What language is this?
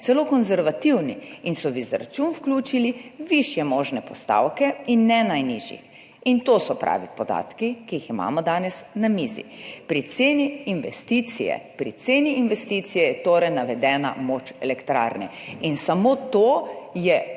Slovenian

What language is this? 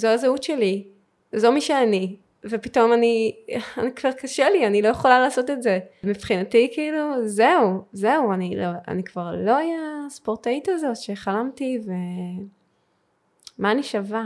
Hebrew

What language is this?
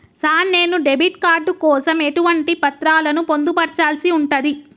Telugu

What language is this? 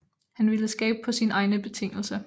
Danish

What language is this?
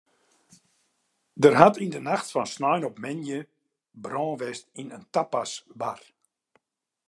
Western Frisian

